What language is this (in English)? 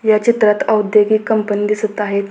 Marathi